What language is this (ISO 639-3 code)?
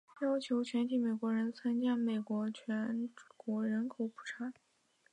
zho